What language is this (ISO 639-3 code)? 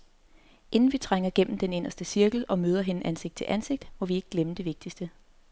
dan